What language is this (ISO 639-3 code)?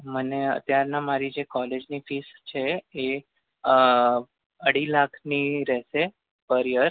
guj